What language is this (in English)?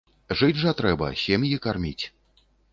Belarusian